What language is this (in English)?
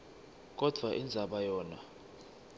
Swati